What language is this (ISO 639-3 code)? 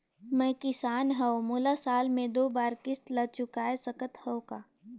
hne